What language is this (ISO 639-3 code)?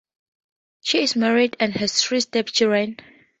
eng